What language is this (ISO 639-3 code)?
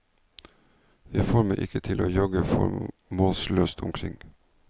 nor